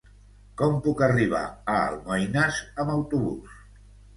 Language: Catalan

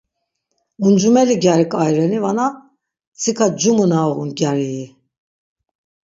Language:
Laz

